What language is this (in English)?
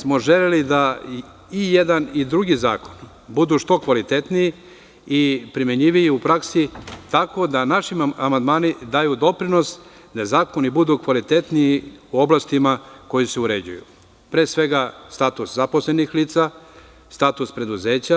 Serbian